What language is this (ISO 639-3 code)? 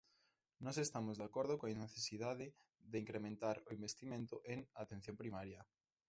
glg